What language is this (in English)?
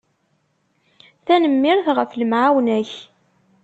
Kabyle